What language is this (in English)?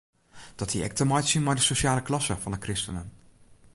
Western Frisian